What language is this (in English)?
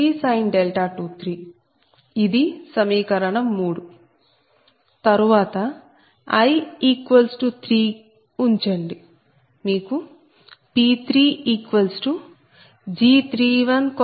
Telugu